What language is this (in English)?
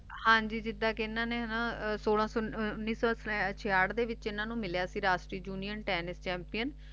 Punjabi